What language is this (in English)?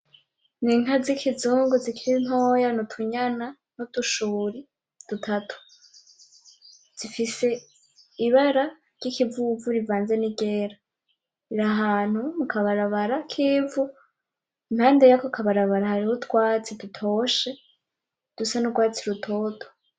Rundi